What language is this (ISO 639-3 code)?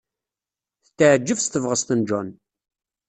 kab